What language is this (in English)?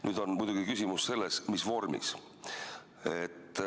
Estonian